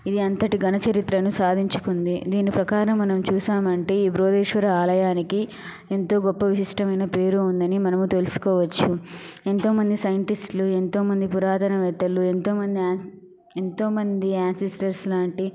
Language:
Telugu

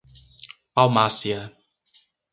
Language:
Portuguese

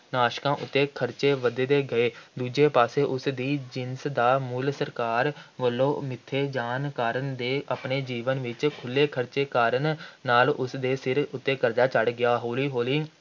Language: Punjabi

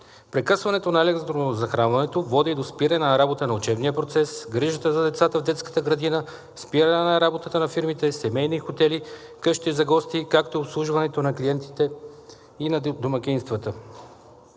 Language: Bulgarian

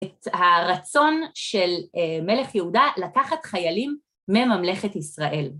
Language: Hebrew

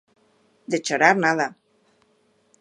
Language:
Galician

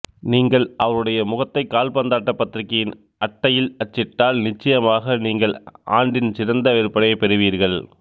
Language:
Tamil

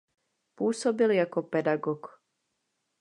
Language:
Czech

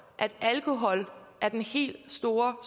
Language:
Danish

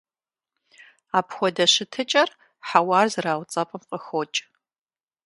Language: Kabardian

